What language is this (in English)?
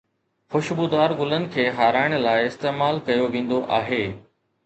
Sindhi